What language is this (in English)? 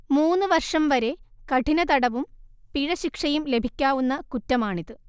Malayalam